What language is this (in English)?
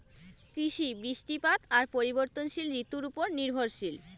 Bangla